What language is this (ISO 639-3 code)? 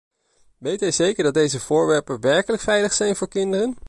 nld